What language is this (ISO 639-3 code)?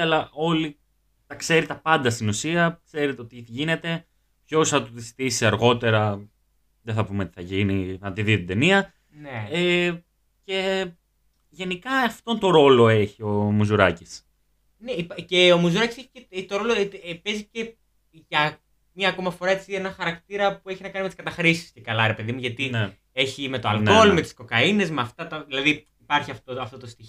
ell